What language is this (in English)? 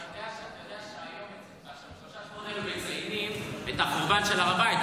Hebrew